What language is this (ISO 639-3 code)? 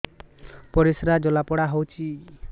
ori